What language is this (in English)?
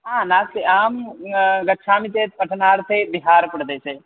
Sanskrit